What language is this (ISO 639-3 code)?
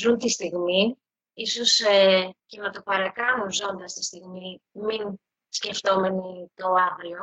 ell